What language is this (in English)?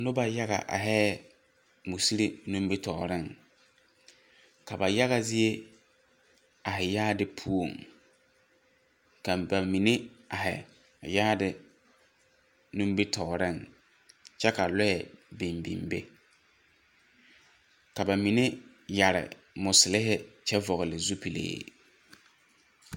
Southern Dagaare